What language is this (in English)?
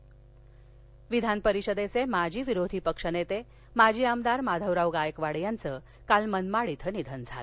Marathi